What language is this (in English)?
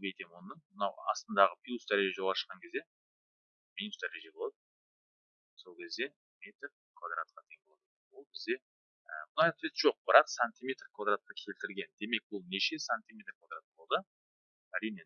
Turkish